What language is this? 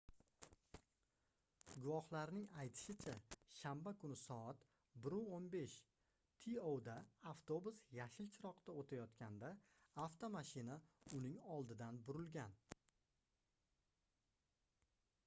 Uzbek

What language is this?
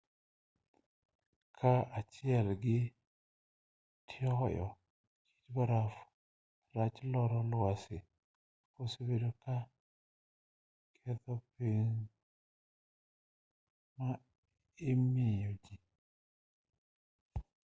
Luo (Kenya and Tanzania)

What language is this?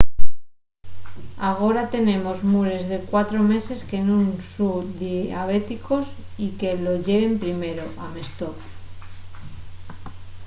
Asturian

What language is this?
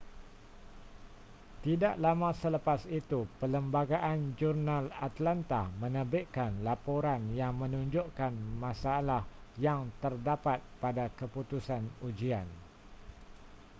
Malay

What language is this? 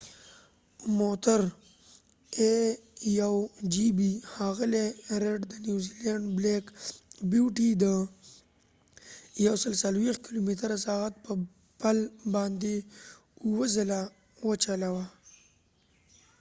Pashto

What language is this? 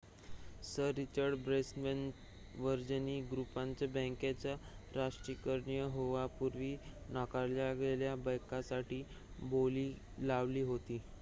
Marathi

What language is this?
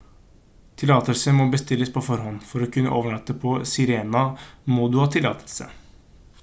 Norwegian Bokmål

